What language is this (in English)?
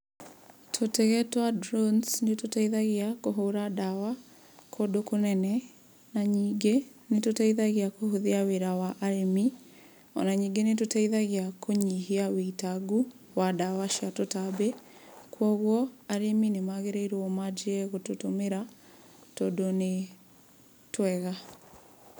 Kikuyu